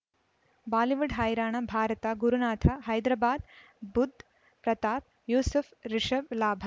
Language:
Kannada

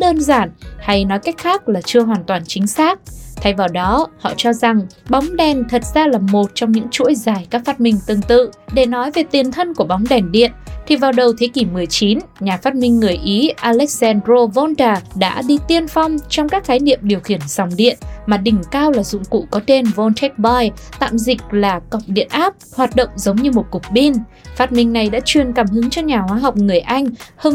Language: Vietnamese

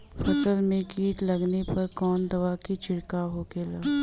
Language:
Bhojpuri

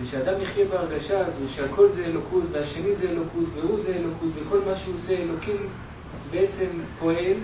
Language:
Hebrew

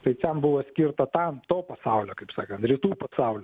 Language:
Lithuanian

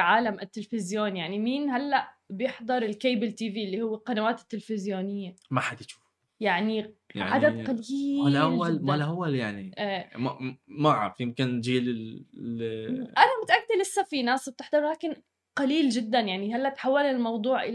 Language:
Arabic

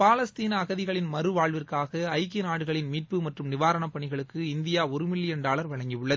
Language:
Tamil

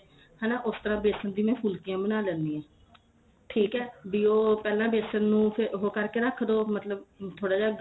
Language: Punjabi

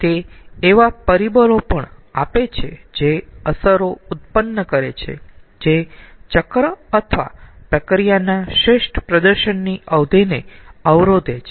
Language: Gujarati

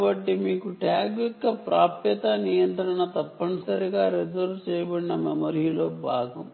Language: Telugu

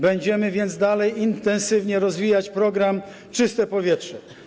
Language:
Polish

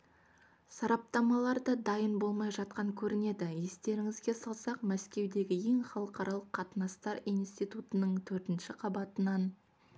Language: Kazakh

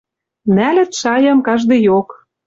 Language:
Western Mari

